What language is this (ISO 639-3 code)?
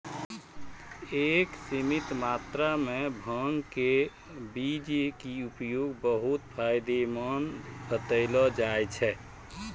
mai